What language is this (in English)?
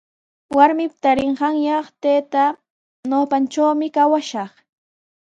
Sihuas Ancash Quechua